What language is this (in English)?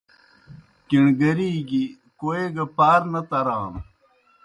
Kohistani Shina